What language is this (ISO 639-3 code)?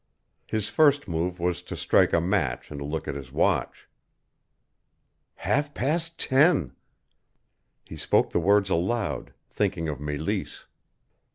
eng